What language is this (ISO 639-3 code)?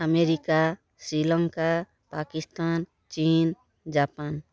ori